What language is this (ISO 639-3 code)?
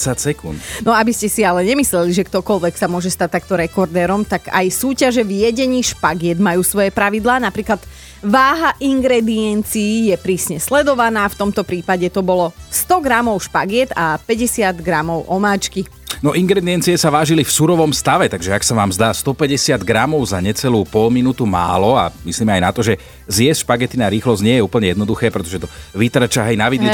slk